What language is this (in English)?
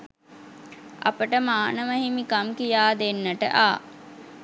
Sinhala